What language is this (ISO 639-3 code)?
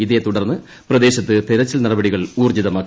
mal